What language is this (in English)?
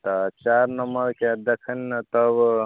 Maithili